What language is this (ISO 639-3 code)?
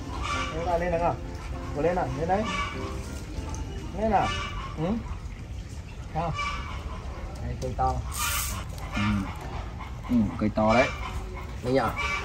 vie